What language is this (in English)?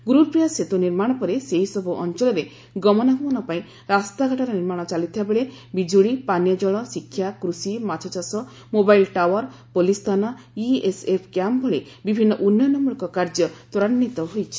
Odia